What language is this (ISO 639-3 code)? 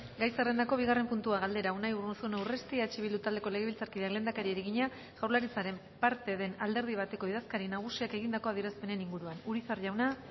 eus